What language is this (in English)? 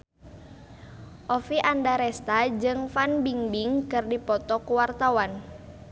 Sundanese